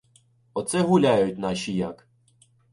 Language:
Ukrainian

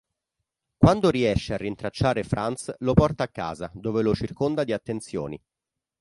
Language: Italian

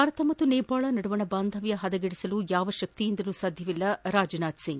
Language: Kannada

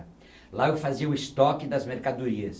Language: Portuguese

